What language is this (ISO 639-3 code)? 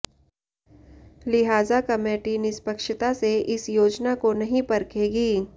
hin